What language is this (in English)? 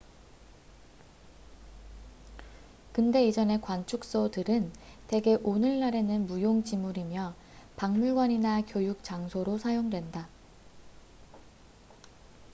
Korean